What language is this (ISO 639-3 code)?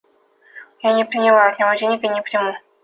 rus